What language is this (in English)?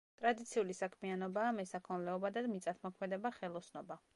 Georgian